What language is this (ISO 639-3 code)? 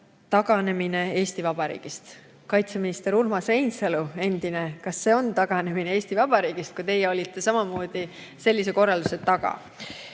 est